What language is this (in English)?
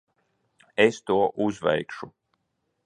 Latvian